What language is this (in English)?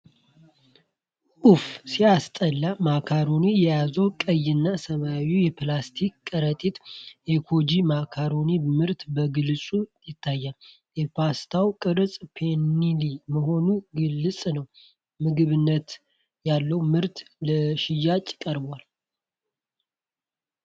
Amharic